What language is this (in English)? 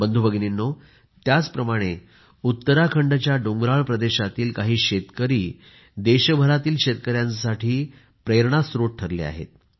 Marathi